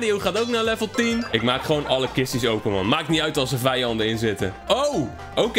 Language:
Dutch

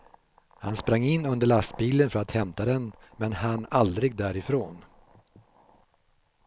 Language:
Swedish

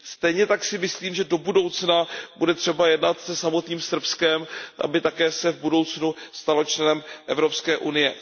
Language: Czech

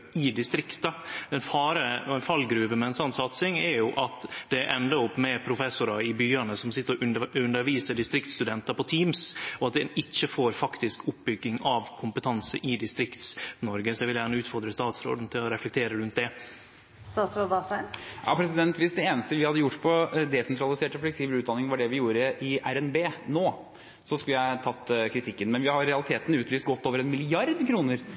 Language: Norwegian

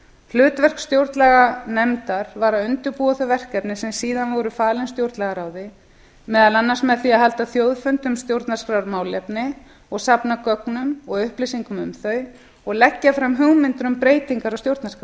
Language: Icelandic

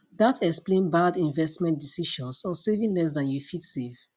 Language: Nigerian Pidgin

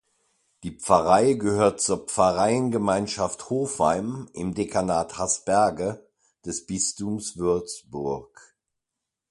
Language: German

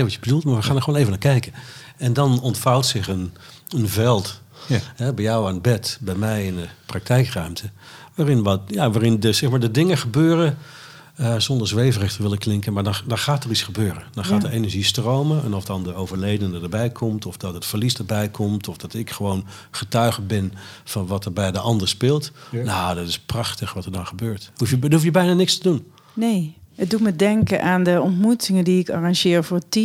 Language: Dutch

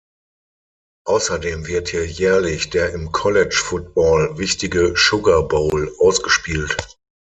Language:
German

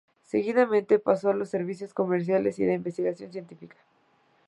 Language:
Spanish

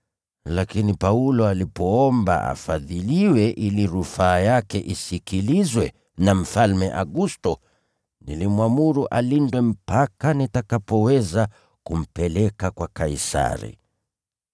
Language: Swahili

